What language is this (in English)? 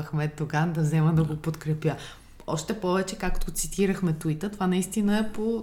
Bulgarian